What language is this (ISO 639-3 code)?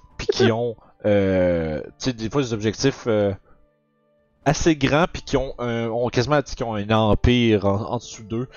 fra